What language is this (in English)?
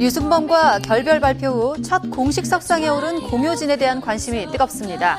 Korean